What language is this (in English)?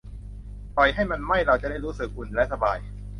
Thai